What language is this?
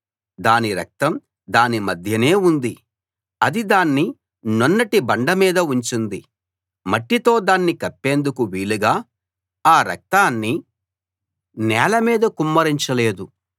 Telugu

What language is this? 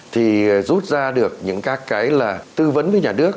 Vietnamese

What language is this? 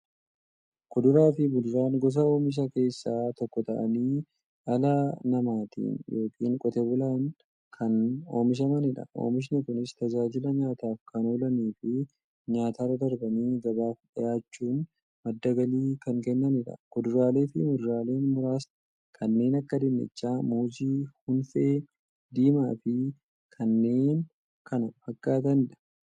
Oromo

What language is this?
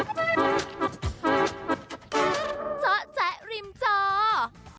Thai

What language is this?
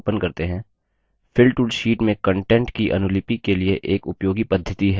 Hindi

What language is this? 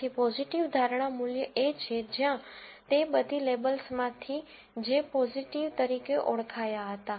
Gujarati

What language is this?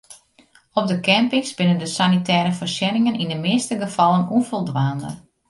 Western Frisian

